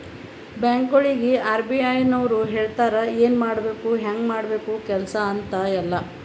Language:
Kannada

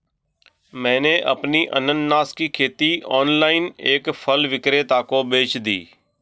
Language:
Hindi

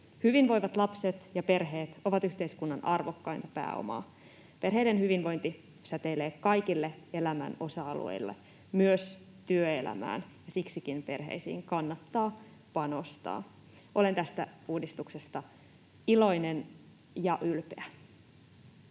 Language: Finnish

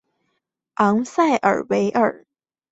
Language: Chinese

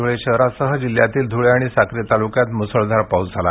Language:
Marathi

